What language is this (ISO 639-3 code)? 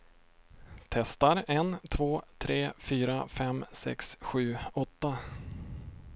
swe